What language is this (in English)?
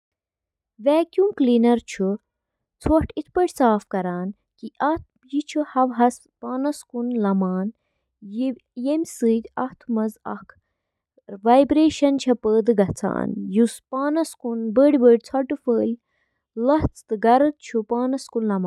Kashmiri